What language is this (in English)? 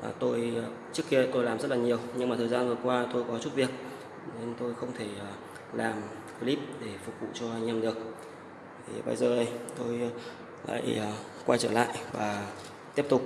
Vietnamese